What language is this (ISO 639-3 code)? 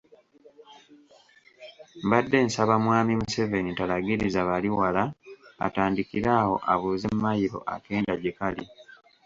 lug